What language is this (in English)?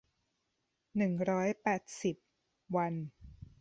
Thai